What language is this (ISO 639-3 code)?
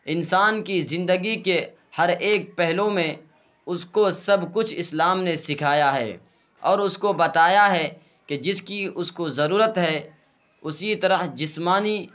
urd